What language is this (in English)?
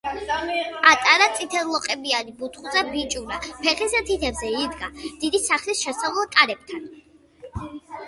Georgian